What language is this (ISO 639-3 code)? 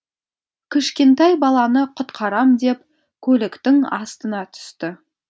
kaz